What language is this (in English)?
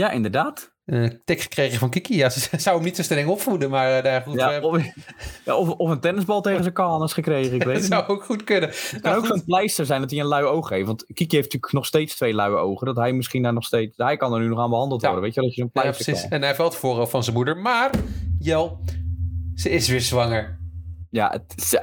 Dutch